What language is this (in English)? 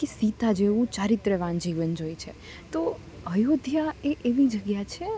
Gujarati